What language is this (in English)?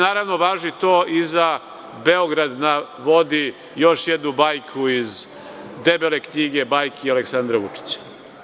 Serbian